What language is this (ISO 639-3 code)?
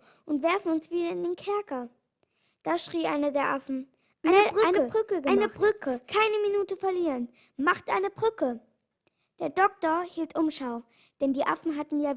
deu